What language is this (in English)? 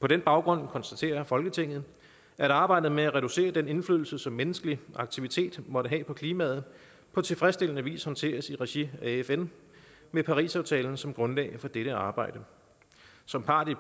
Danish